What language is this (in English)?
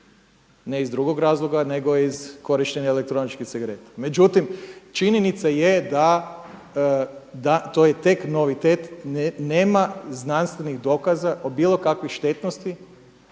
Croatian